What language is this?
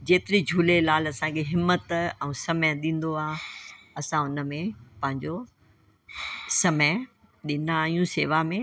Sindhi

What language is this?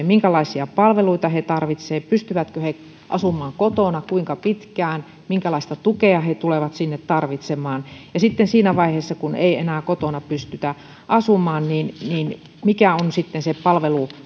Finnish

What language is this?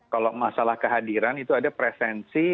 Indonesian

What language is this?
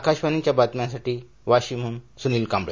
Marathi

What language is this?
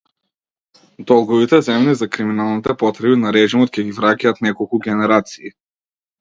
Macedonian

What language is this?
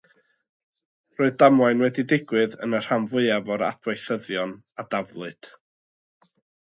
Welsh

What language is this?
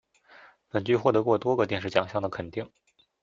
Chinese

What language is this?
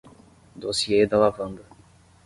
Portuguese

